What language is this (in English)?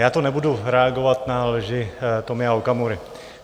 Czech